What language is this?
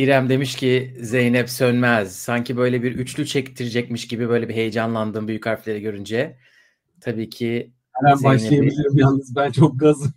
Turkish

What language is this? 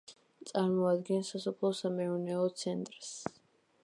Georgian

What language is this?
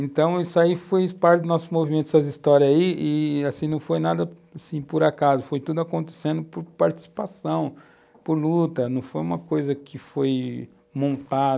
Portuguese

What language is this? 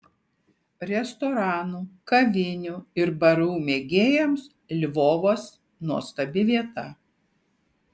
Lithuanian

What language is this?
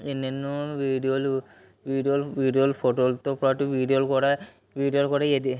Telugu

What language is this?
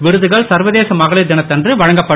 Tamil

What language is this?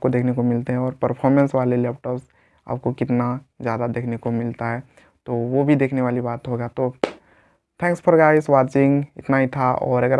Hindi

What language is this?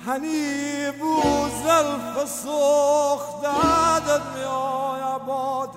Persian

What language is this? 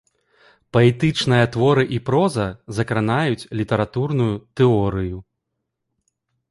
Belarusian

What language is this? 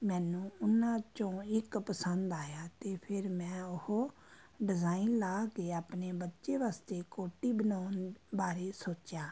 Punjabi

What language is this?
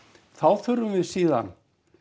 Icelandic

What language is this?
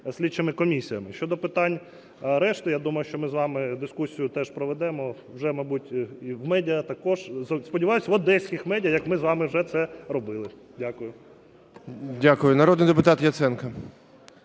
Ukrainian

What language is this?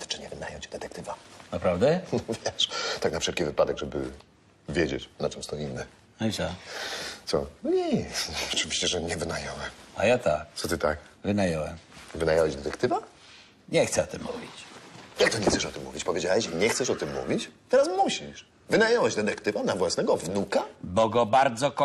Polish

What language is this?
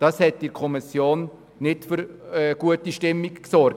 Swiss German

